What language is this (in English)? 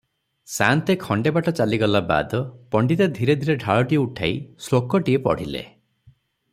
Odia